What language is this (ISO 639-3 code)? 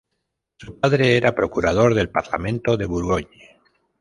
spa